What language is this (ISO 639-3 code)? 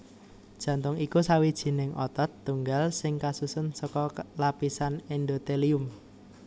jav